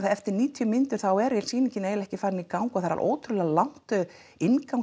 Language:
Icelandic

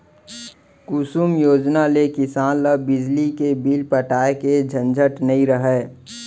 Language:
Chhattisgarhi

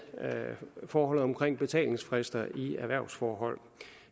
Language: Danish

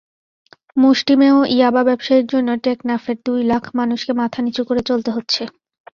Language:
Bangla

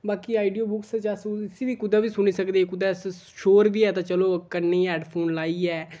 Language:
Dogri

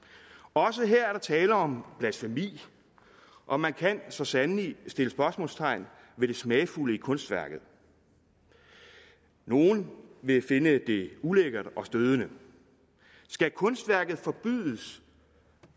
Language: Danish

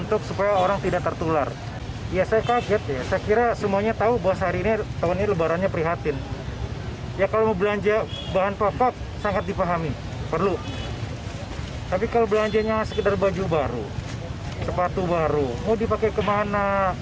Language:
Indonesian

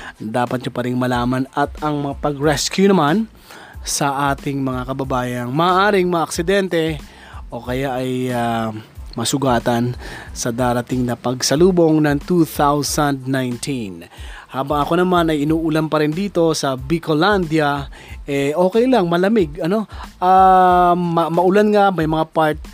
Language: Filipino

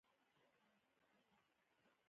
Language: Pashto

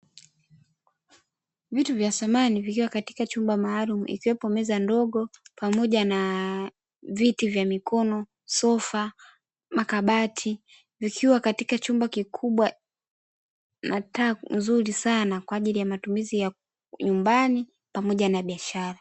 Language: Swahili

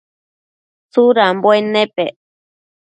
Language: Matsés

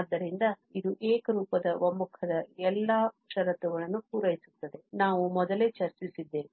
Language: Kannada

